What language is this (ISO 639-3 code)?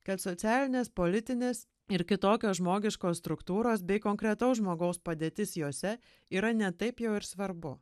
lit